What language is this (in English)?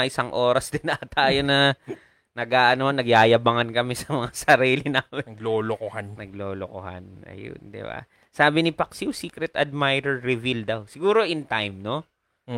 Filipino